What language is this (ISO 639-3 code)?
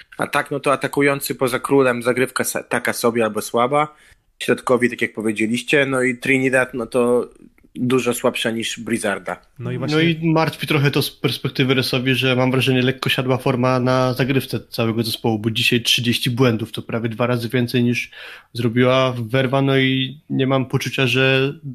pol